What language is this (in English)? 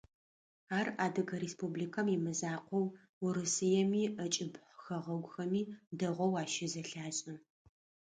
Adyghe